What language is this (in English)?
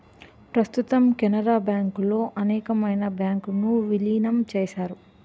Telugu